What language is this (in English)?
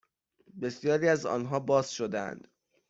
Persian